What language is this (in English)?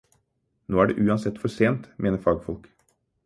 Norwegian Bokmål